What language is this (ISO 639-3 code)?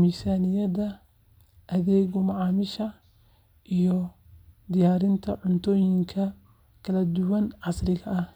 som